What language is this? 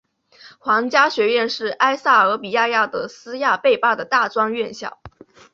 Chinese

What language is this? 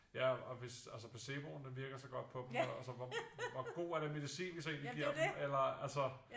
Danish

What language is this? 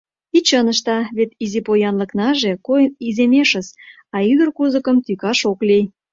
Mari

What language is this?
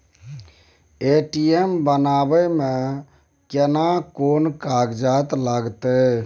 Maithili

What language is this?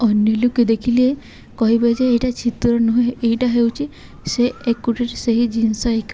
Odia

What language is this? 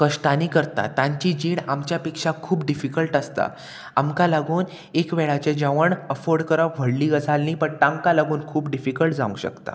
Konkani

